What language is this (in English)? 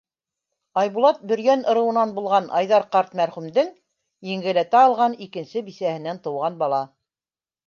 Bashkir